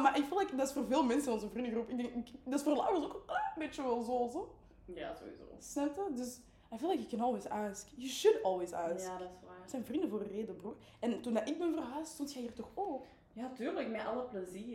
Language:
Dutch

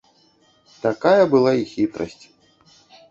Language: Belarusian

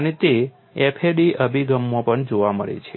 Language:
Gujarati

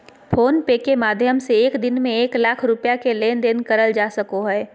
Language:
Magahi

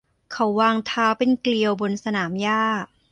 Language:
Thai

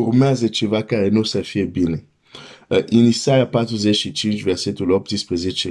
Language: Romanian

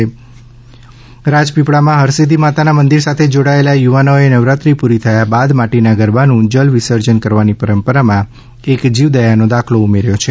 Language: Gujarati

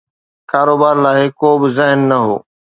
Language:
Sindhi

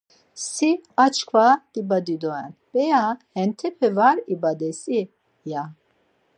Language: Laz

